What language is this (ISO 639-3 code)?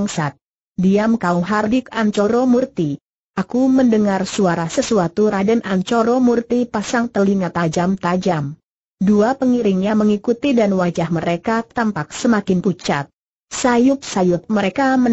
ind